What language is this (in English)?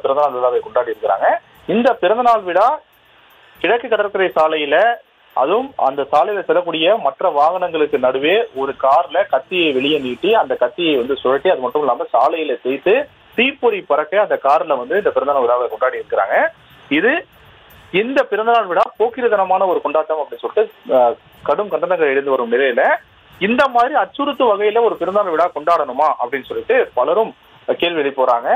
Tamil